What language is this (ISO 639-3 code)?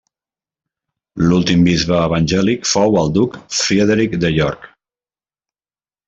cat